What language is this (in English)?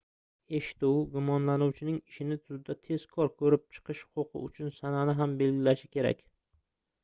Uzbek